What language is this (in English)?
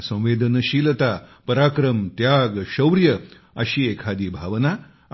Marathi